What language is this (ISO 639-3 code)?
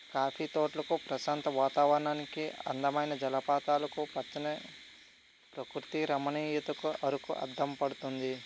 tel